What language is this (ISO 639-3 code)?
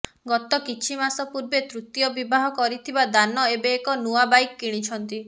ori